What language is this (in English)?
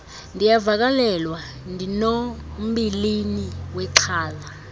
Xhosa